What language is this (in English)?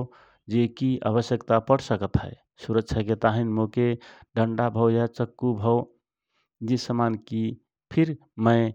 Rana Tharu